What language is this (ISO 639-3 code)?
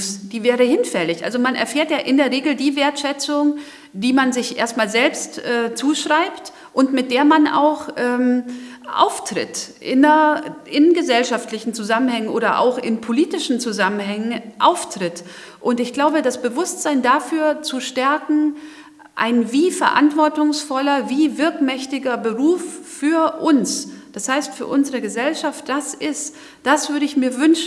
deu